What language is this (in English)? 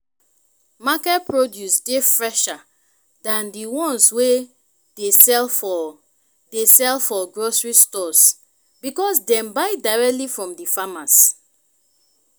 Nigerian Pidgin